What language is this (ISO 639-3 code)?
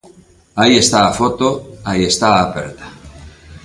glg